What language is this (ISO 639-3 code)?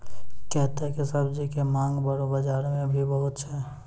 mai